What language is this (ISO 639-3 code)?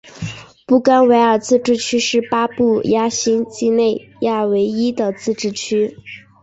zho